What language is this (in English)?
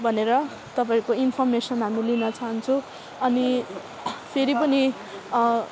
Nepali